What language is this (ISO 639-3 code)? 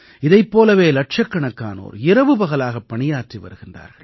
tam